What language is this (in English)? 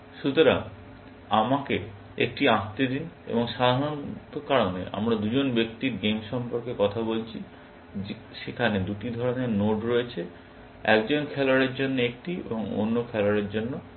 Bangla